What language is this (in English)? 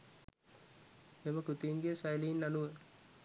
Sinhala